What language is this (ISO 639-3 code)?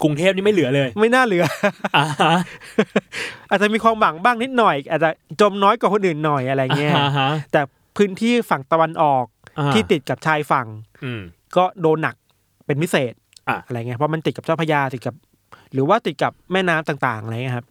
tha